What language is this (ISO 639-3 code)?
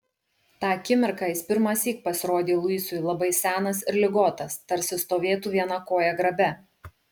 lit